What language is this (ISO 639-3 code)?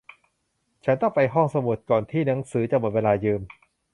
tha